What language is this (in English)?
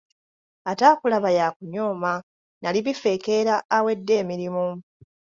Ganda